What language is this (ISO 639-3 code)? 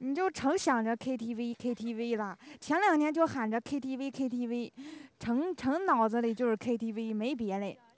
zho